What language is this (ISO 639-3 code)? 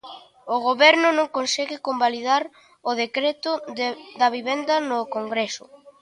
glg